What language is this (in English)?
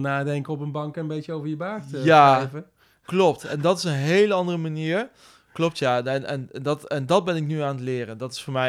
Dutch